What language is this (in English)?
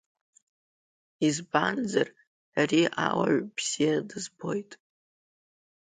Abkhazian